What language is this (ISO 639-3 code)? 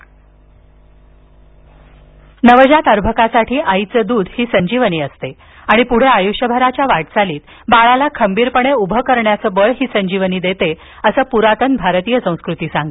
mar